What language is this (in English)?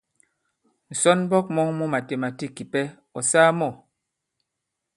Bankon